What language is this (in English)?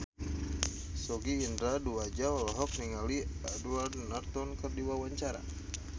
Sundanese